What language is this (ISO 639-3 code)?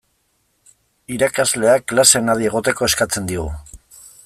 eus